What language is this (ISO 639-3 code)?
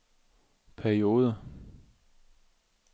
dan